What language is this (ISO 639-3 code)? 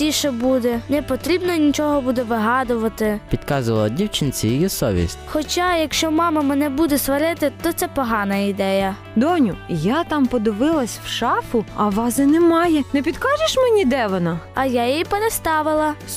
ukr